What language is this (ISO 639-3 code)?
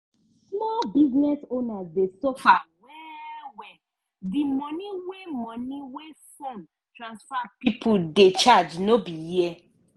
pcm